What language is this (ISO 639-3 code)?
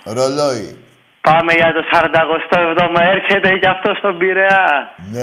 ell